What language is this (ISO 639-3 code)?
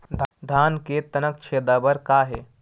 hne